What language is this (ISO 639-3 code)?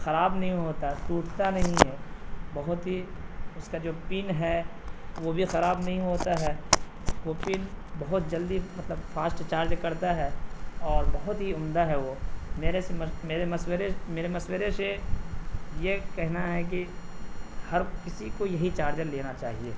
urd